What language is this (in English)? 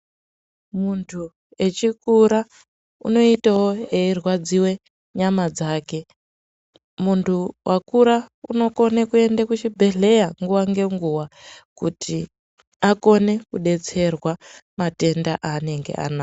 Ndau